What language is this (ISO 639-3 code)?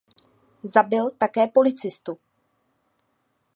ces